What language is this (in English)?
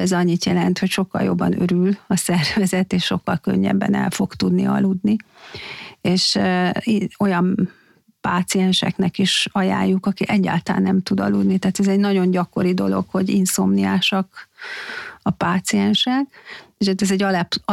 Hungarian